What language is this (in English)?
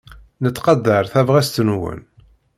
Kabyle